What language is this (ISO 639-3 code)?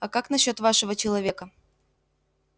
rus